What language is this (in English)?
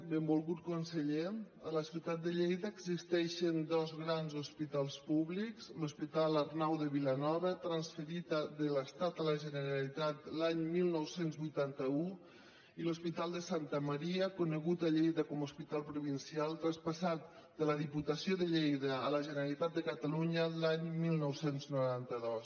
Catalan